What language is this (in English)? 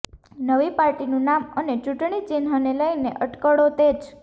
Gujarati